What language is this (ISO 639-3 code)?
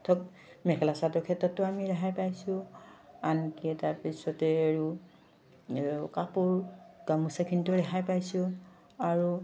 asm